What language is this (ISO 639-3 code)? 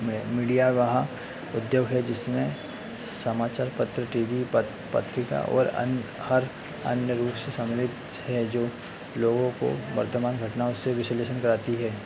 hin